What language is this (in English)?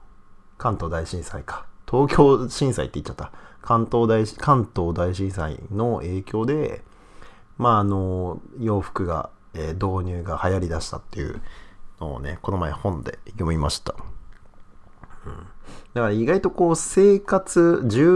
Japanese